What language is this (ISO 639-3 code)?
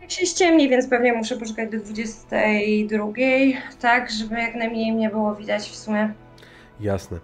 pol